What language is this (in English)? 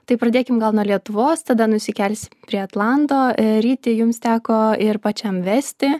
Lithuanian